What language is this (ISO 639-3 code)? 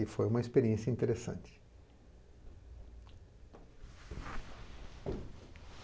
por